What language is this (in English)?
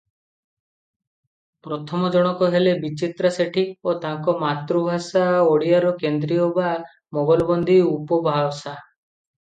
Odia